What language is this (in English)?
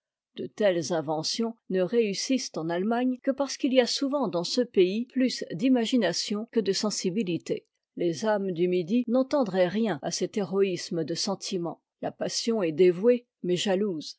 French